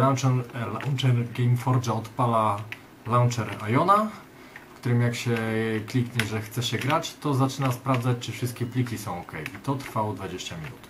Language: Polish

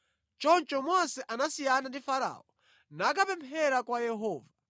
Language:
Nyanja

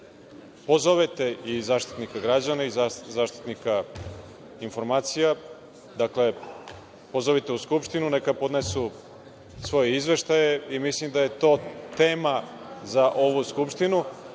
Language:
Serbian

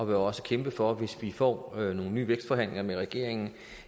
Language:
Danish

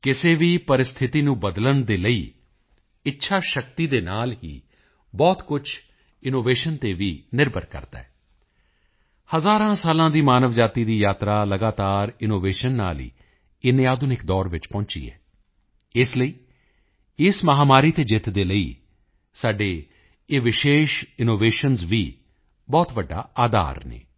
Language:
Punjabi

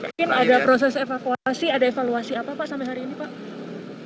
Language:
Indonesian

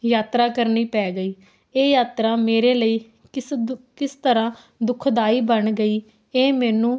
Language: Punjabi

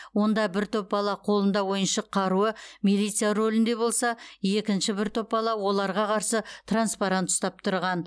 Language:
Kazakh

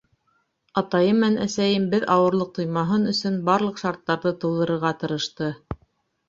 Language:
Bashkir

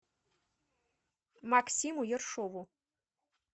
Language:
Russian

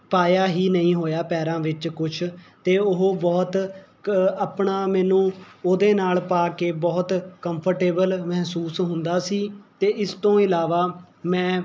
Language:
Punjabi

